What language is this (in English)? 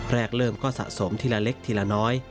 Thai